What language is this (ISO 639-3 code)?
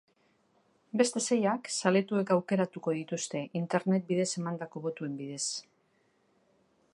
eus